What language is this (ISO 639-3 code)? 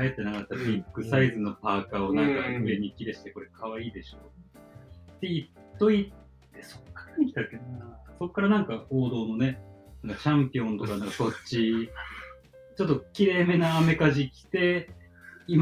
jpn